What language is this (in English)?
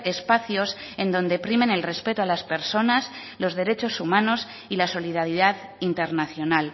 Spanish